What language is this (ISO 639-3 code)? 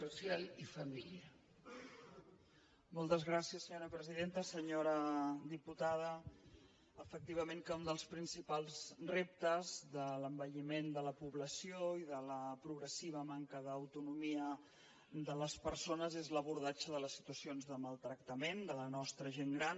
cat